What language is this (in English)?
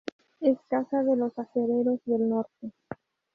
Spanish